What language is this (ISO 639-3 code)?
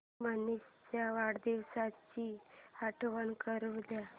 mar